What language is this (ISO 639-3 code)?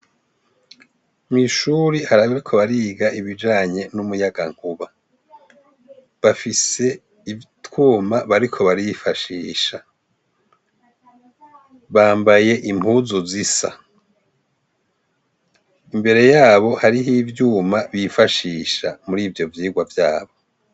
run